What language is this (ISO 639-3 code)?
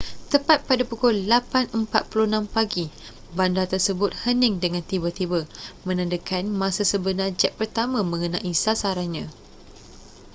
msa